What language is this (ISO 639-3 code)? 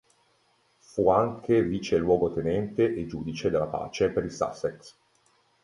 ita